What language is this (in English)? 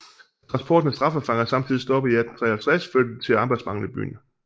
Danish